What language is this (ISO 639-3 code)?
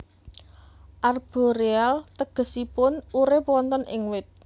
jav